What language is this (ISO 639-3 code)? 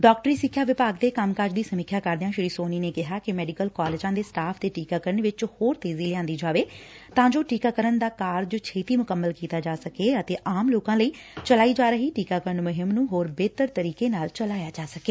pan